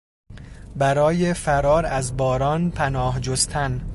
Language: Persian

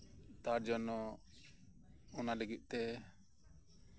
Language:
Santali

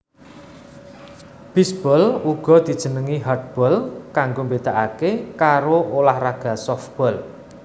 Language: Javanese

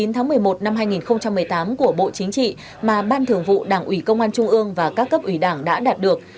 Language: Vietnamese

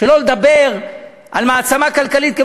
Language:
Hebrew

